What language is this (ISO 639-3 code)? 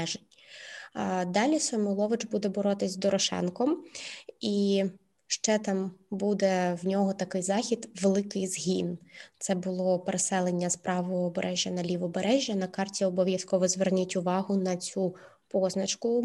ukr